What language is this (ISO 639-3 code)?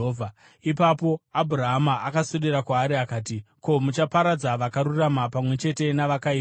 sna